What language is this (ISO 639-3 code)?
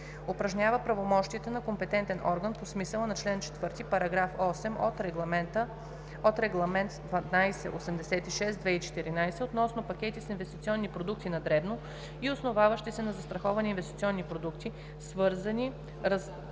bul